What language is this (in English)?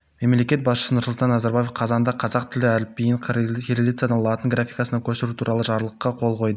Kazakh